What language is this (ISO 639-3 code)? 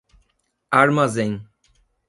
por